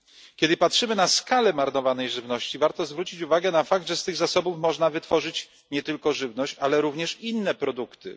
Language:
Polish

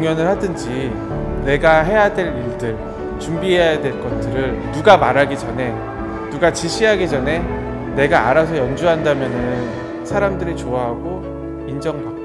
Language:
Korean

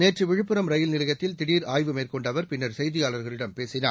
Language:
Tamil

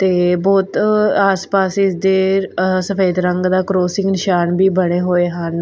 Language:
Punjabi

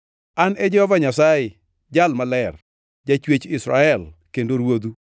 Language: Luo (Kenya and Tanzania)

